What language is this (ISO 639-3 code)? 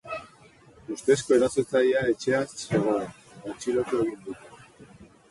eus